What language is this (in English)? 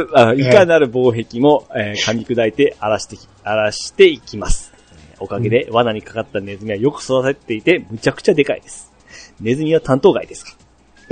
Japanese